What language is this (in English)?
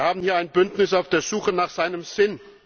German